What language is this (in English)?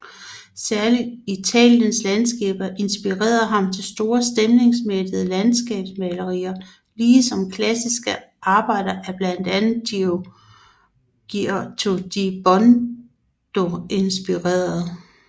Danish